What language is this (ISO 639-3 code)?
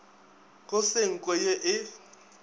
nso